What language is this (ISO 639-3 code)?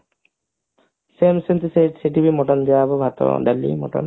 ori